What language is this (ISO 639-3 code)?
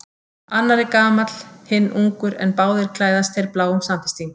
isl